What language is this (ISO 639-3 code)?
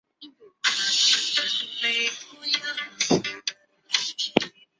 zho